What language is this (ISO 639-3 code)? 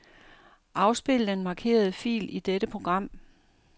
dan